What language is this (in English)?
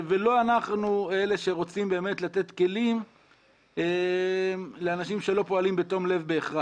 Hebrew